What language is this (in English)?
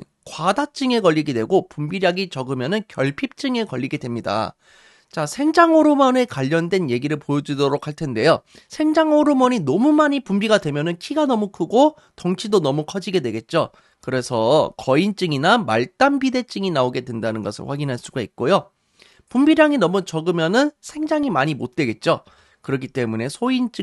Korean